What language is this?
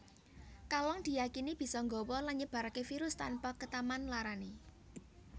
Javanese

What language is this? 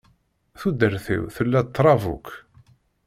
Kabyle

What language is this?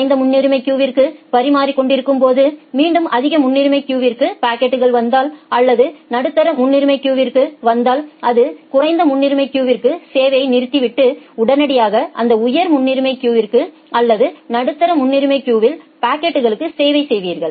Tamil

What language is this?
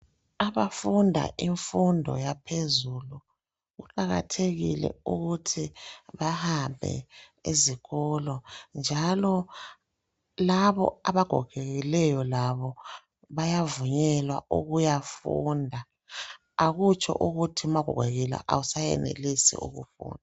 North Ndebele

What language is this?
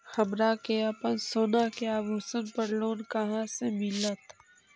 Magahi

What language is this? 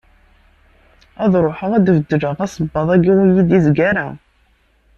Kabyle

